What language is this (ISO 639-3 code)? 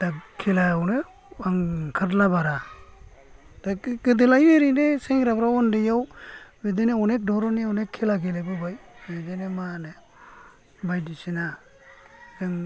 brx